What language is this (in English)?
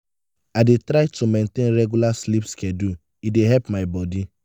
Nigerian Pidgin